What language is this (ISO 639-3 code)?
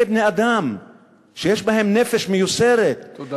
heb